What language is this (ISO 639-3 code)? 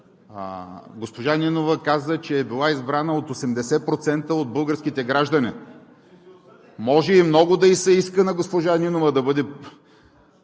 bul